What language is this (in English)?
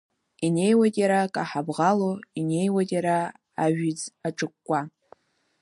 Abkhazian